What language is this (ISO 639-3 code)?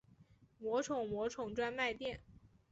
zho